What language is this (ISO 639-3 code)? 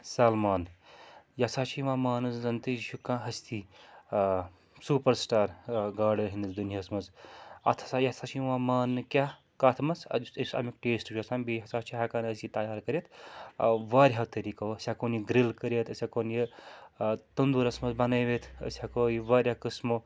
kas